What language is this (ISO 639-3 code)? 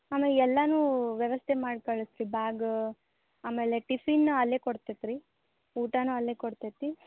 kan